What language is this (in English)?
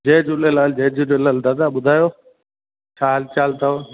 Sindhi